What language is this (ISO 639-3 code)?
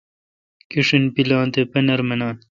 xka